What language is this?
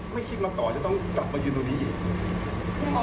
Thai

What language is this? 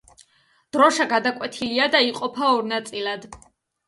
Georgian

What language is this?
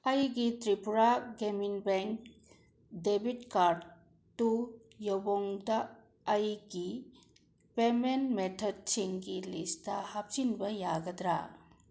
Manipuri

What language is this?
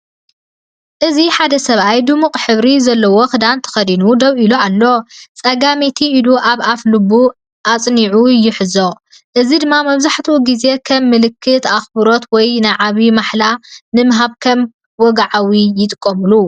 Tigrinya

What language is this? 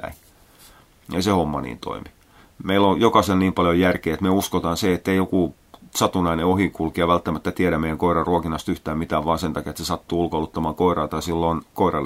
Finnish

